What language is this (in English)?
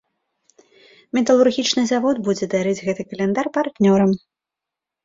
Belarusian